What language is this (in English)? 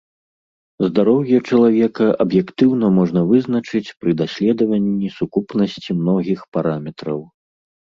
Belarusian